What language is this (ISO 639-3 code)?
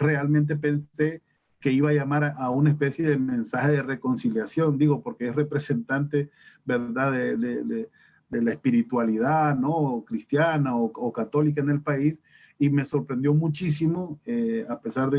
spa